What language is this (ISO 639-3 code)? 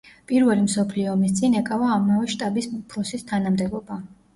kat